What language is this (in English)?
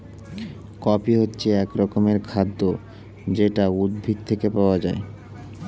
Bangla